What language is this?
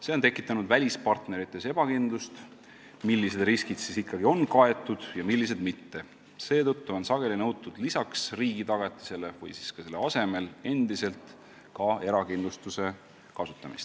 Estonian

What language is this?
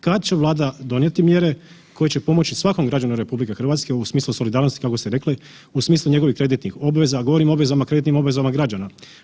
Croatian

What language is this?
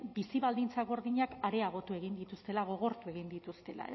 Basque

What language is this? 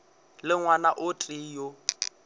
Northern Sotho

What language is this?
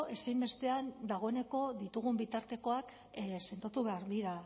Basque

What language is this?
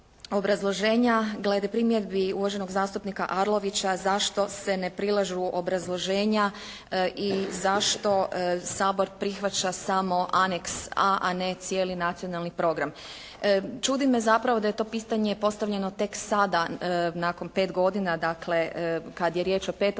Croatian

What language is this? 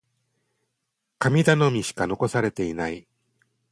Japanese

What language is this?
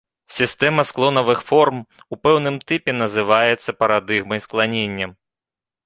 Belarusian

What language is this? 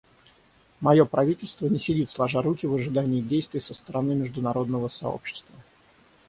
Russian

